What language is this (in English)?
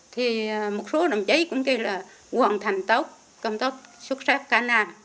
Vietnamese